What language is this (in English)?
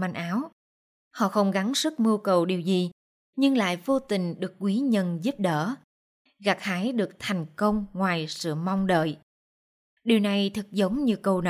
Vietnamese